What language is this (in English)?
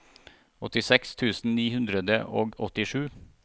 Norwegian